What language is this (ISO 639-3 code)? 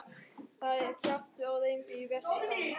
isl